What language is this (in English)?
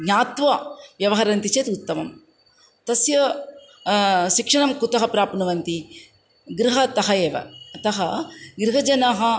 Sanskrit